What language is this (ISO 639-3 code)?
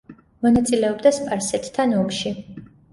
kat